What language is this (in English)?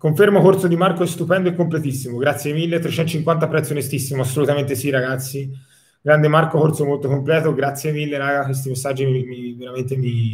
Italian